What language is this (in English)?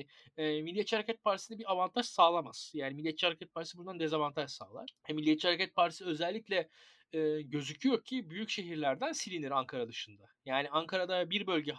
Turkish